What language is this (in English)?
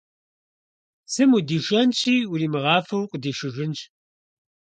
Kabardian